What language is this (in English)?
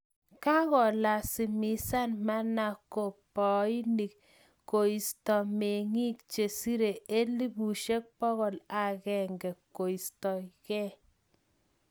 Kalenjin